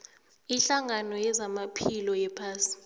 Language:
South Ndebele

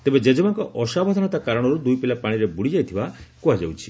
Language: Odia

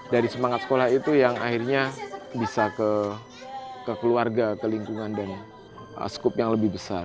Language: Indonesian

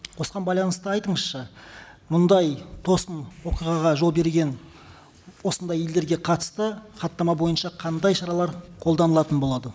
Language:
Kazakh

